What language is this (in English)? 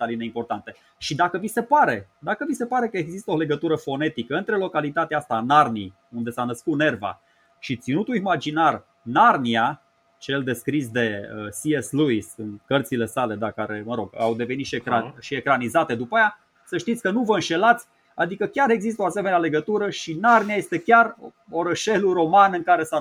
Romanian